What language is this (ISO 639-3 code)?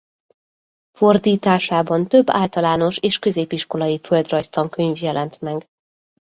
hun